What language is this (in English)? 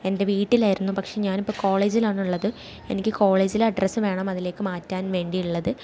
Malayalam